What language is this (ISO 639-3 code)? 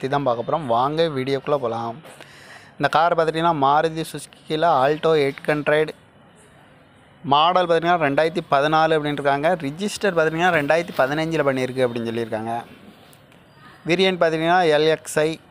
ind